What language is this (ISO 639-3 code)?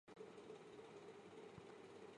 zho